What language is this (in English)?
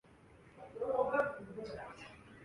Urdu